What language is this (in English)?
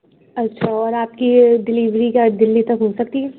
Urdu